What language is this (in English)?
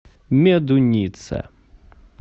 Russian